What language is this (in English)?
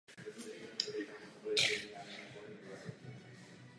Czech